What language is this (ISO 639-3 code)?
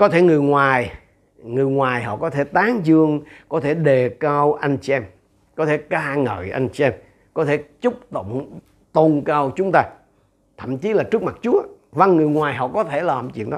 vie